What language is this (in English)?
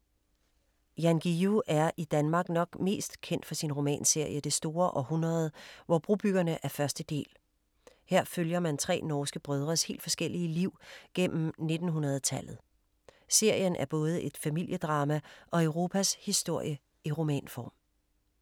Danish